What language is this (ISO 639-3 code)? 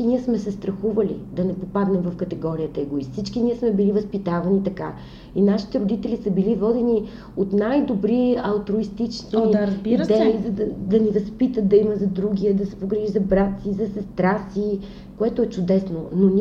bul